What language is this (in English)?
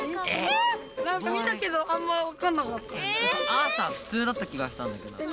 Japanese